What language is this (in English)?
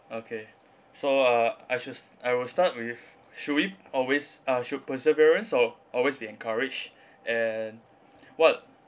English